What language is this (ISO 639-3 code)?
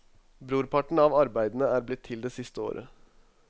nor